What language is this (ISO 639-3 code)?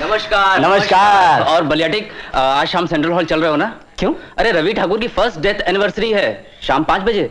hin